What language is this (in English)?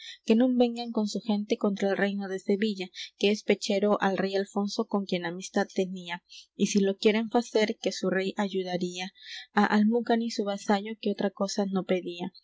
Spanish